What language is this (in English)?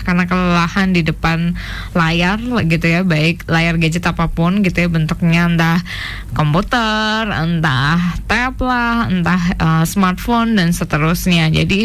Indonesian